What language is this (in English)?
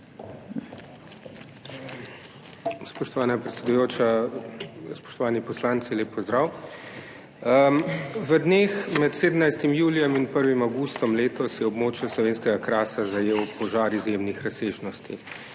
Slovenian